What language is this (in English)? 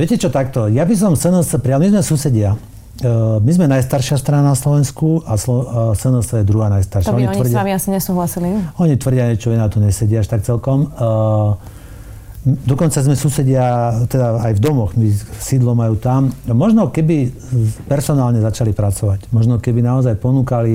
Slovak